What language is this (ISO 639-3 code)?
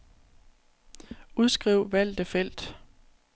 dan